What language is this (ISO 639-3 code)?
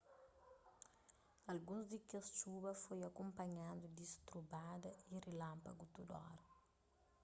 kea